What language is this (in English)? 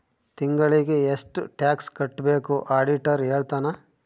Kannada